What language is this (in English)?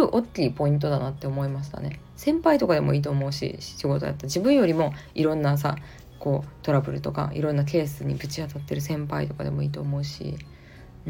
Japanese